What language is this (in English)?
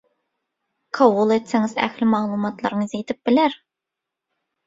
Turkmen